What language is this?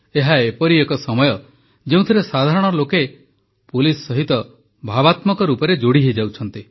Odia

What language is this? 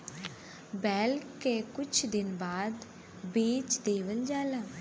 Bhojpuri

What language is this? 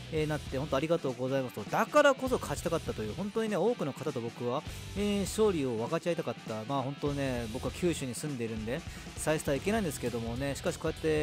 Japanese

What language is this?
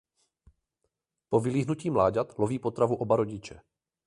Czech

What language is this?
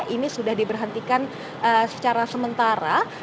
Indonesian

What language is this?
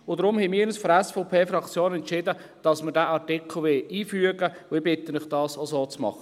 Swiss German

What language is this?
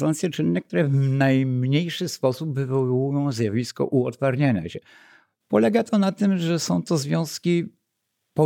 Polish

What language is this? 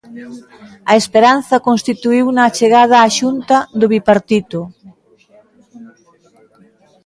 Galician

